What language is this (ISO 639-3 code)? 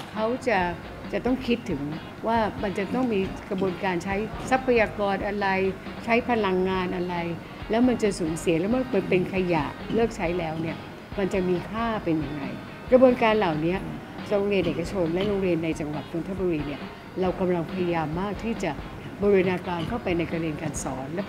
tha